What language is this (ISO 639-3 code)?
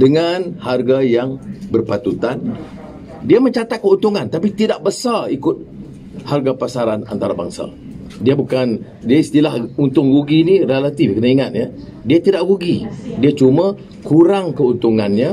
msa